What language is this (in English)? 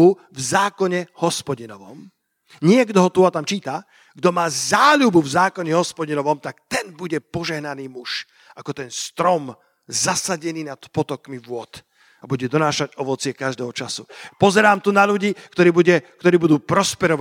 Slovak